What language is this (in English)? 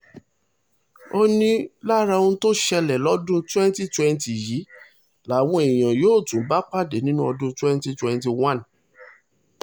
Yoruba